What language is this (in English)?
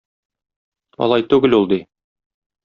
Tatar